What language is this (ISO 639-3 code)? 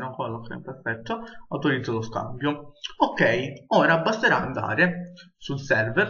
ita